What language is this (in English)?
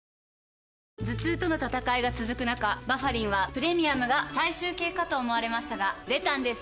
Japanese